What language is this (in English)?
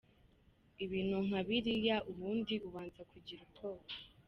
Kinyarwanda